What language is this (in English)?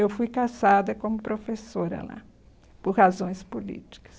Portuguese